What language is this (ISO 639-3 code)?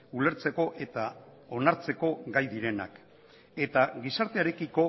eus